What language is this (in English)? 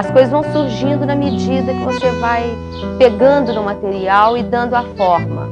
Portuguese